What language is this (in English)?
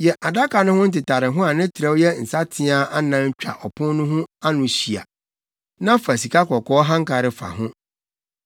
Akan